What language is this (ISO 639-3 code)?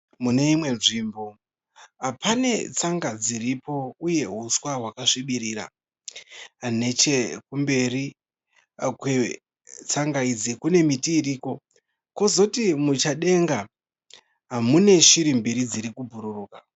sna